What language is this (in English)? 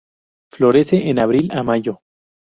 Spanish